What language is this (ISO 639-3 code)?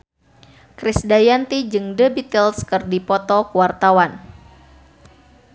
sun